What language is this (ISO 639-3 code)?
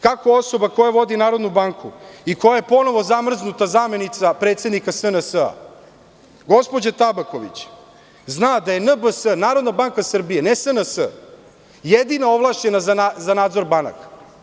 srp